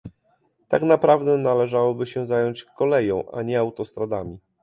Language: Polish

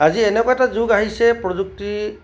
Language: Assamese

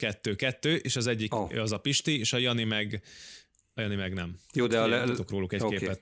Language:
Hungarian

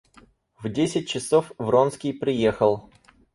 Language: Russian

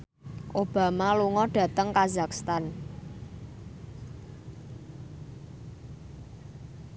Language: Javanese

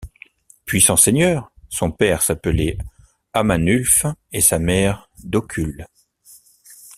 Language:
French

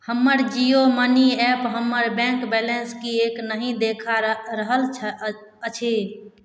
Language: Maithili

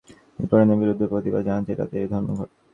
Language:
Bangla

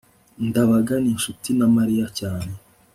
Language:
Kinyarwanda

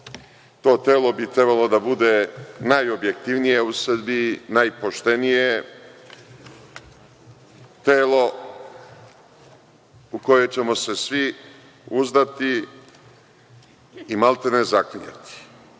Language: Serbian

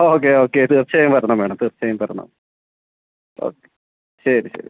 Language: Malayalam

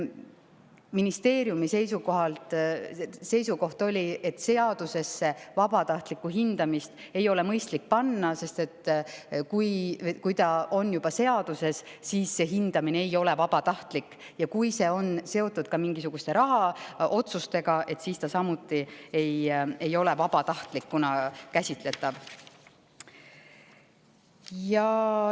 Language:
Estonian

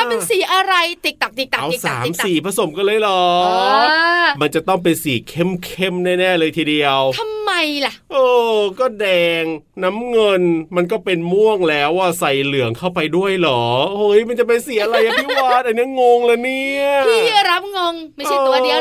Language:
Thai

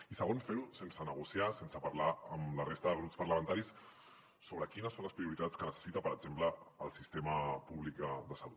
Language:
Catalan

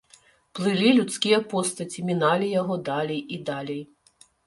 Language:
Belarusian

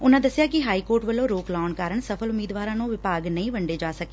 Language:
Punjabi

